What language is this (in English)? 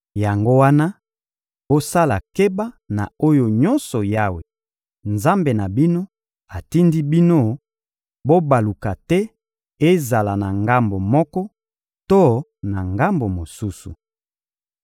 Lingala